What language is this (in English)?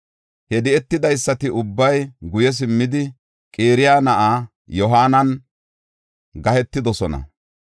Gofa